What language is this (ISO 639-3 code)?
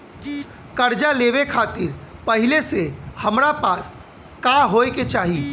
bho